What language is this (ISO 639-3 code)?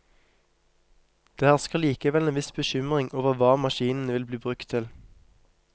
nor